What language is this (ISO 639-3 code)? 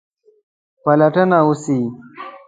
pus